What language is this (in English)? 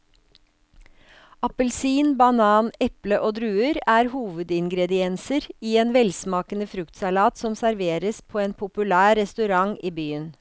Norwegian